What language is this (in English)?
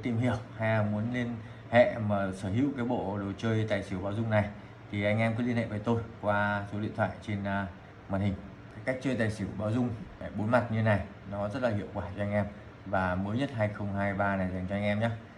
Vietnamese